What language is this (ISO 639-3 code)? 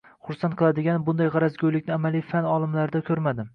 uzb